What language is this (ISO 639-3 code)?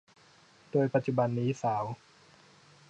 tha